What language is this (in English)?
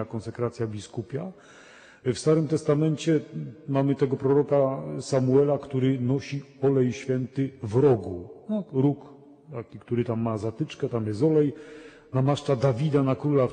Polish